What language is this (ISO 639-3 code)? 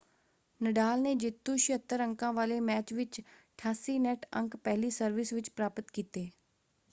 pan